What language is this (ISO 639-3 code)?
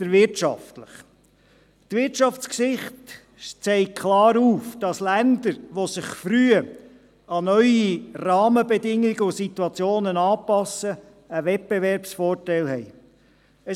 gsw